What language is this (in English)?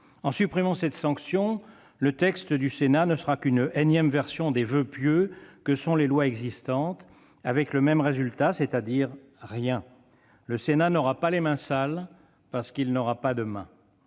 French